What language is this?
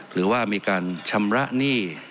Thai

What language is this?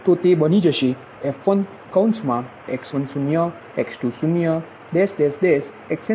Gujarati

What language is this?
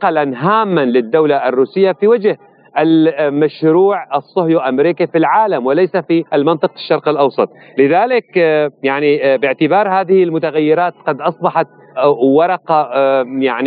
Arabic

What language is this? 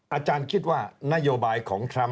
Thai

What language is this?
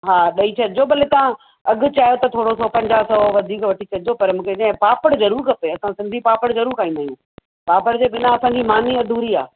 Sindhi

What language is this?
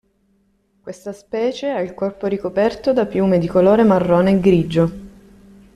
Italian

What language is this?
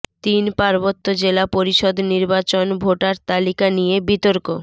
Bangla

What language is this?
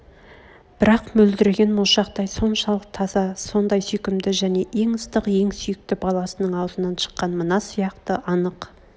Kazakh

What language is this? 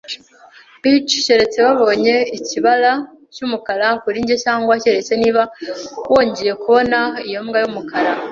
Kinyarwanda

